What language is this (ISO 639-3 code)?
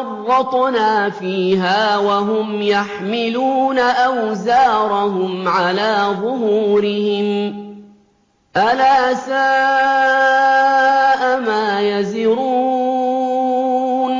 ara